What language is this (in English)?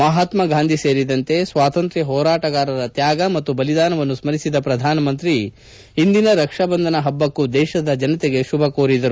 Kannada